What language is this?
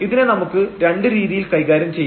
Malayalam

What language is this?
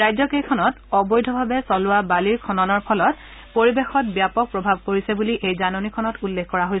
Assamese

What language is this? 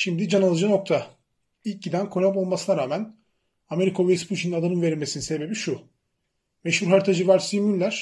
Turkish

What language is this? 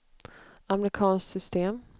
Swedish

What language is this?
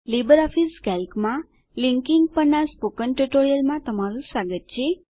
Gujarati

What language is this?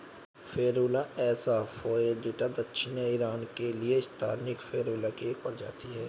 Hindi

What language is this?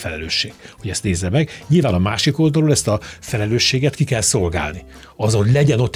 Hungarian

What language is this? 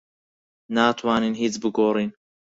Central Kurdish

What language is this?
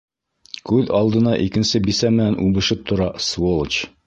Bashkir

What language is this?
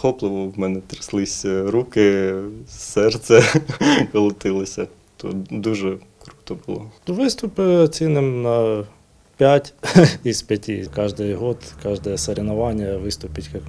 Ukrainian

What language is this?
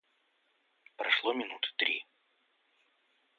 Russian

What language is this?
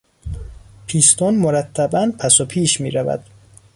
Persian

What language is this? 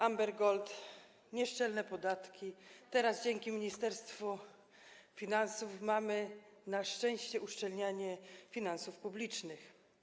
Polish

